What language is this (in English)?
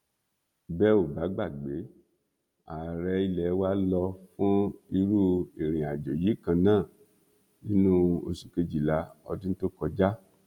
Yoruba